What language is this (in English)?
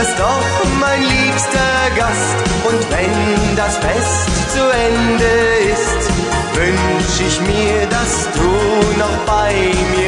German